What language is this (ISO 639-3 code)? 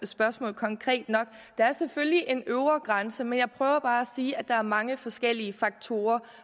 dan